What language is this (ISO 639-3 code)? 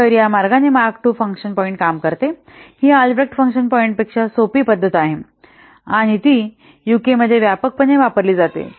mar